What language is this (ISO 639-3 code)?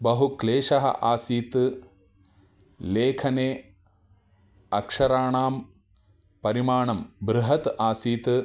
san